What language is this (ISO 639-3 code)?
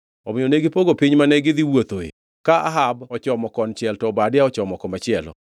luo